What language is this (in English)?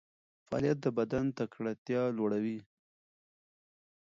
Pashto